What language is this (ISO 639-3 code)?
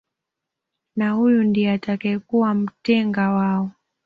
swa